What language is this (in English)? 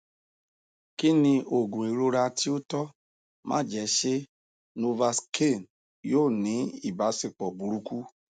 Yoruba